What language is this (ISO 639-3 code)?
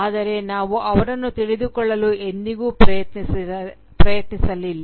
kan